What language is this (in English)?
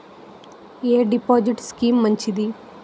Telugu